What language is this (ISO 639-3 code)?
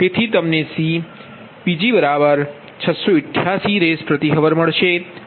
guj